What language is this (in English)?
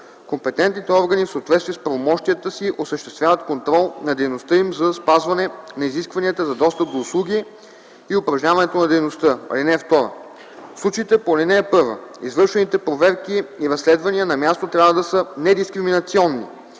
Bulgarian